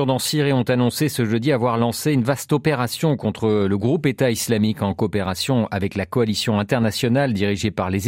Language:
French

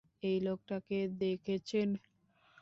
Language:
Bangla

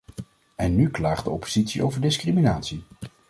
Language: Dutch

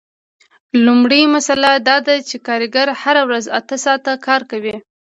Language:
Pashto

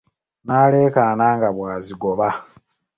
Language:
Ganda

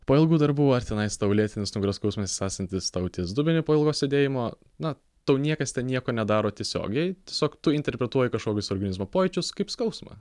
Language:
Lithuanian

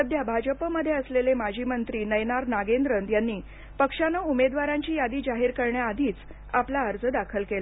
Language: Marathi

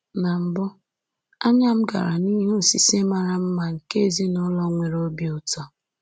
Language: Igbo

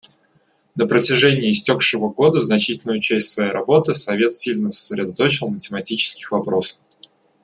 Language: Russian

